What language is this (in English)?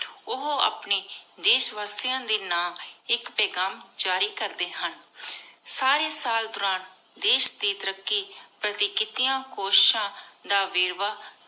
Punjabi